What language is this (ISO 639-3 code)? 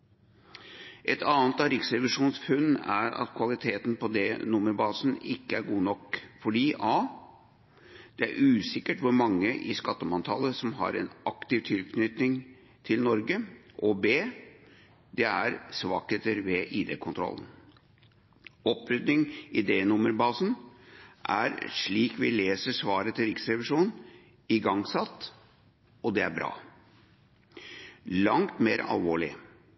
nob